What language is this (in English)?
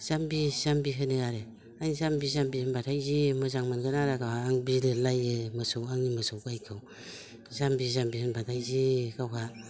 Bodo